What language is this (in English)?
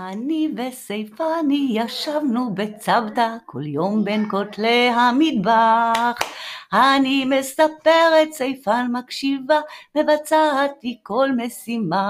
Hebrew